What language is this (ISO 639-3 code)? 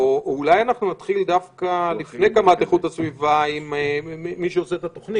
heb